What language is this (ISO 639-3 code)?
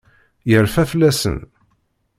kab